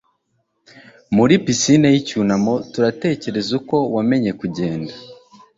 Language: Kinyarwanda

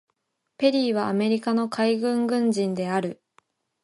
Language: Japanese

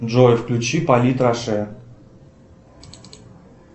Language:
Russian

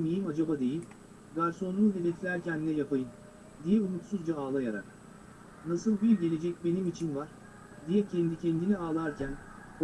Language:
Turkish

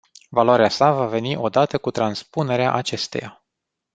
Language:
Romanian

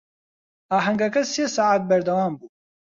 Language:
Central Kurdish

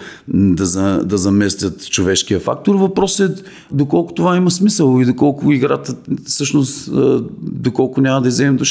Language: Bulgarian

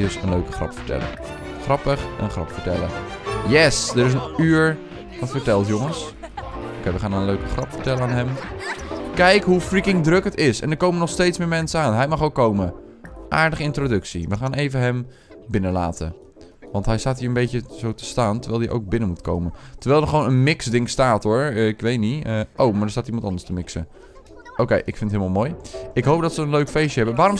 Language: Dutch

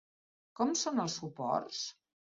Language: Catalan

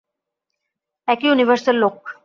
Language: Bangla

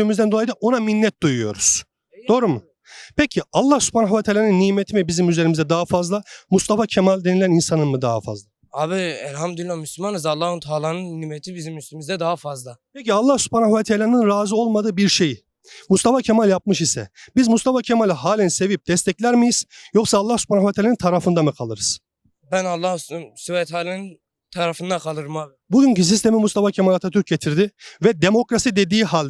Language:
Turkish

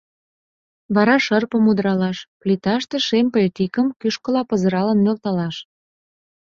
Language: Mari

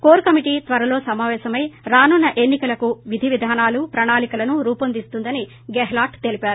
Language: Telugu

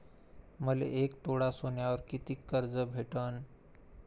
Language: Marathi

